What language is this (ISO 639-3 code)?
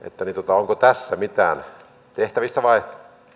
fin